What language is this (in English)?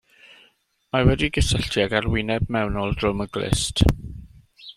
Welsh